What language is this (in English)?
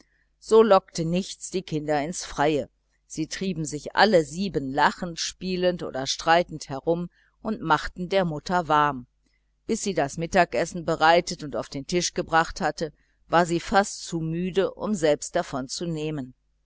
German